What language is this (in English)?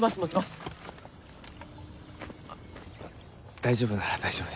Japanese